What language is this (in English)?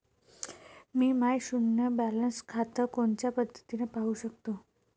Marathi